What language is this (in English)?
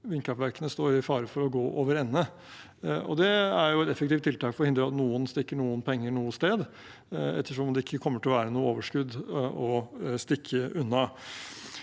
Norwegian